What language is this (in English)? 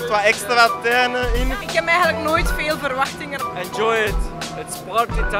Dutch